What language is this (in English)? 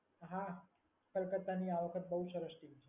Gujarati